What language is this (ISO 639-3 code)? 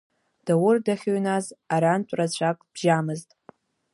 abk